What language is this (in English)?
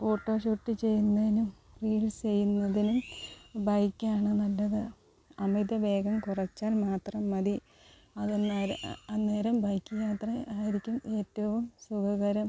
Malayalam